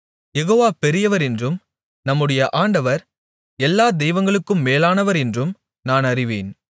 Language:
Tamil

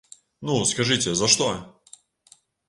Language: Belarusian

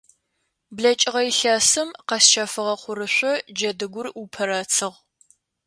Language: Adyghe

